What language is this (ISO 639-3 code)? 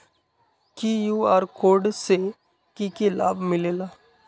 mag